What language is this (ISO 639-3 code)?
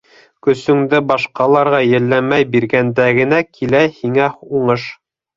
bak